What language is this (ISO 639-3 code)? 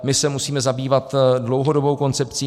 ces